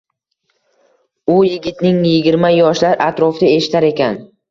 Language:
Uzbek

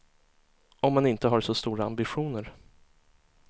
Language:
Swedish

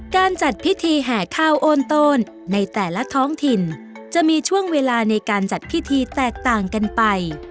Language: Thai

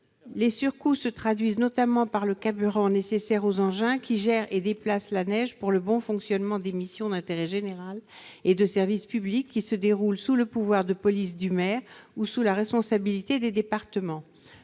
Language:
French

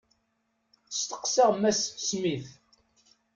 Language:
Kabyle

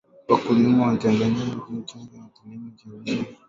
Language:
Swahili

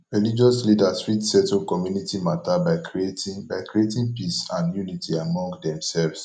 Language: Nigerian Pidgin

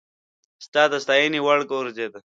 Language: Pashto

